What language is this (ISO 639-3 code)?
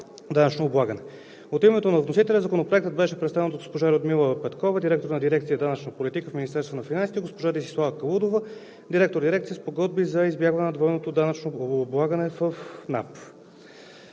bul